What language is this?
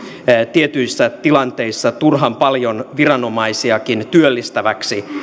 Finnish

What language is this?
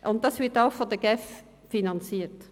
Swiss German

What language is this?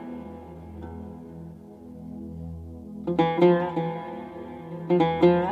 Persian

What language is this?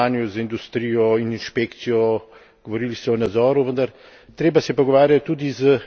Slovenian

